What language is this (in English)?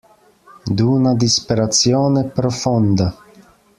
Italian